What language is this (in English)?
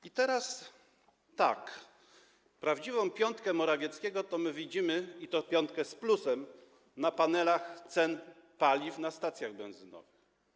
Polish